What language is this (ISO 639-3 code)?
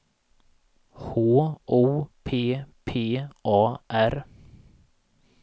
swe